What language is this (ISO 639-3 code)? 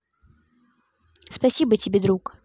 rus